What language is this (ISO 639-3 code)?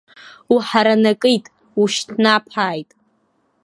abk